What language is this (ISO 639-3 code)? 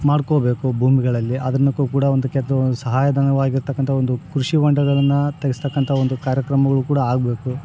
kan